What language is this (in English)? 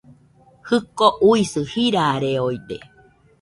Nüpode Huitoto